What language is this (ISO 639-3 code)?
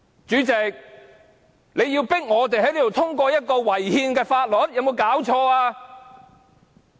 yue